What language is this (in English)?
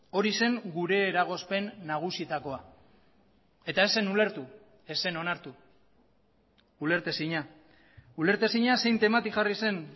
Basque